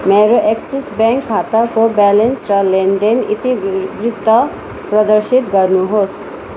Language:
Nepali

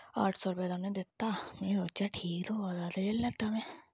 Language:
Dogri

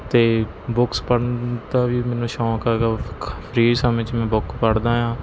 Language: Punjabi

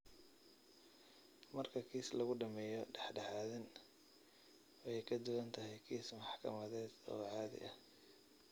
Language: Somali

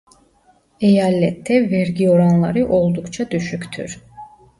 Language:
Turkish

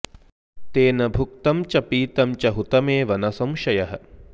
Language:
Sanskrit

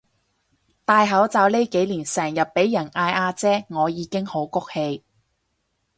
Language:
Cantonese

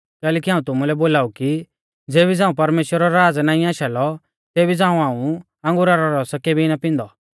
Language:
Mahasu Pahari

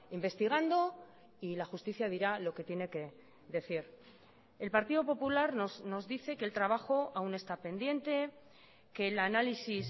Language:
Spanish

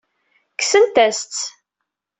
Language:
Kabyle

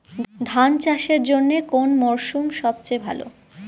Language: Bangla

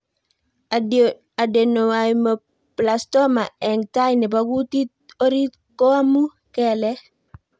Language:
Kalenjin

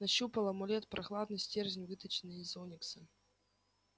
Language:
Russian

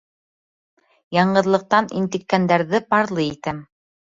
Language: Bashkir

